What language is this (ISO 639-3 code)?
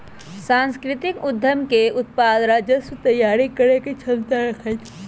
mag